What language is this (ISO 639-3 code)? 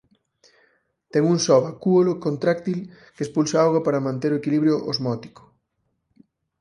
glg